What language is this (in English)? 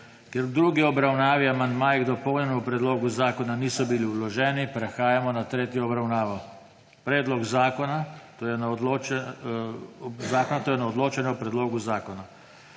Slovenian